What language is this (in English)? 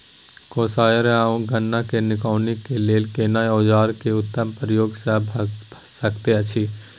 Maithili